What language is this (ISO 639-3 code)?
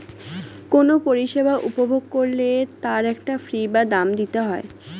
ben